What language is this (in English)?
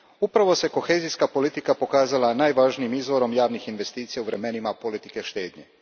Croatian